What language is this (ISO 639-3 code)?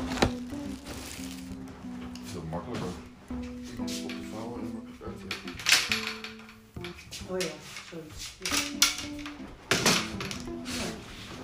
nld